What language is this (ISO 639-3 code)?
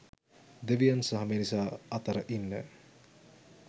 sin